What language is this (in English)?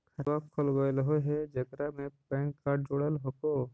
Magahi